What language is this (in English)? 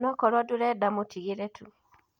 Kikuyu